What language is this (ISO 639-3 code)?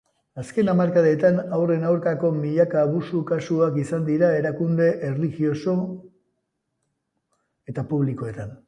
eus